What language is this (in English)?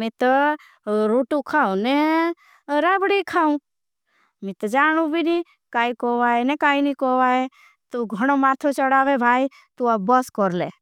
Bhili